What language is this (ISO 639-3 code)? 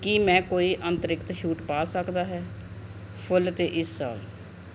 pan